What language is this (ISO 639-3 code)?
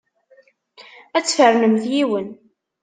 kab